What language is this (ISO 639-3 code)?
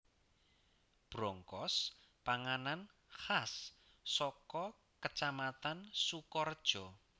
jav